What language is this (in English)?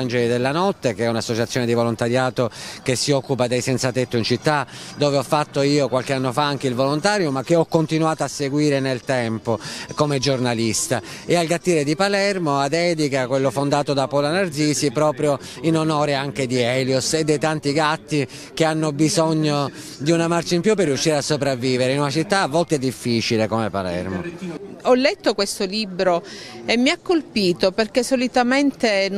Italian